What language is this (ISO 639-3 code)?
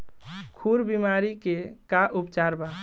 bho